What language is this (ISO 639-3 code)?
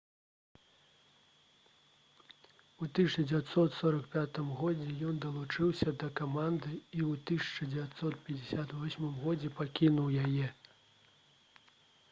bel